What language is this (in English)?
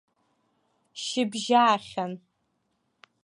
Abkhazian